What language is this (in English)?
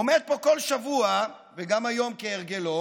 Hebrew